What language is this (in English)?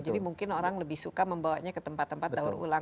Indonesian